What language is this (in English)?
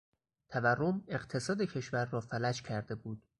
Persian